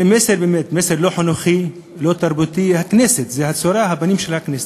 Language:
Hebrew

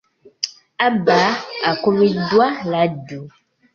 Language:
Ganda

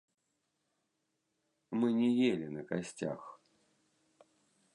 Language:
Belarusian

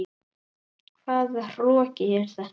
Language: Icelandic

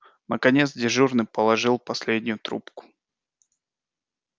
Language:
Russian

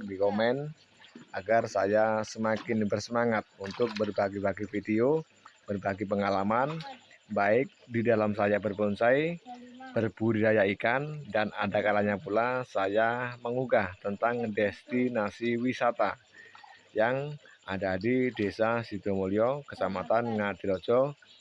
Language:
Indonesian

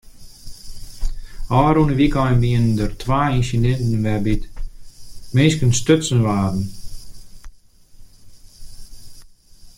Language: Western Frisian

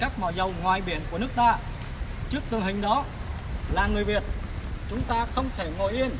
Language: Vietnamese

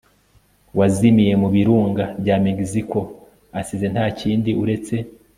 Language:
Kinyarwanda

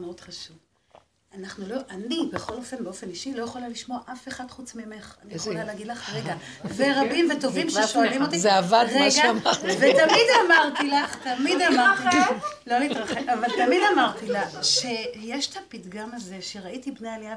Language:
Hebrew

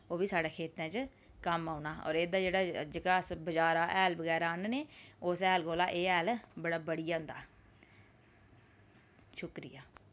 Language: Dogri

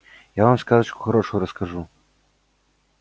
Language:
Russian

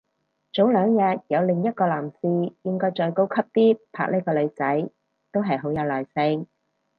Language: Cantonese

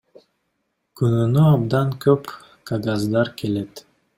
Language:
Kyrgyz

